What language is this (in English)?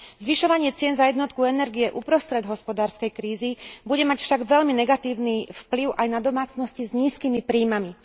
Slovak